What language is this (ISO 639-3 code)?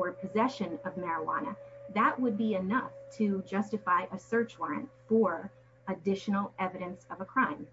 eng